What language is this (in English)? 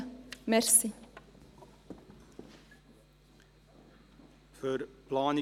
Swiss German